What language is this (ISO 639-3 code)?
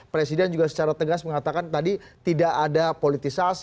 ind